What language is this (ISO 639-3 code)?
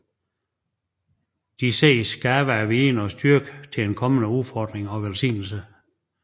dan